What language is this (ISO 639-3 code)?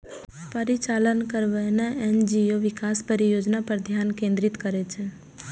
mai